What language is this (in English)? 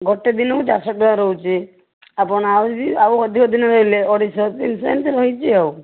Odia